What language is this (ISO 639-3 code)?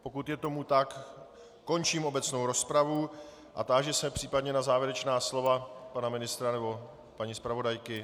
ces